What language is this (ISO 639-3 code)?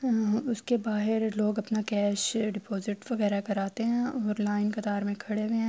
urd